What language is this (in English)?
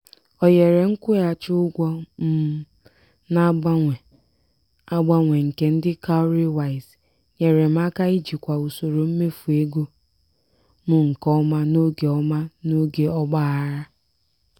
Igbo